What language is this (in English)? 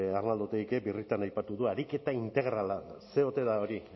Basque